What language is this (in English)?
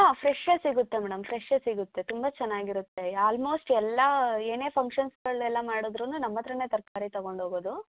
Kannada